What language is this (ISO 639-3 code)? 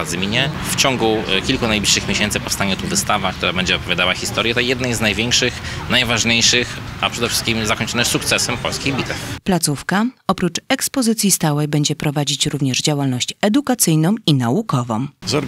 pol